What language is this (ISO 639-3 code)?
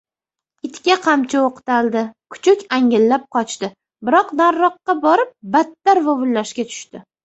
uzb